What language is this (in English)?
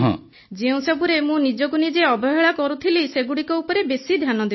Odia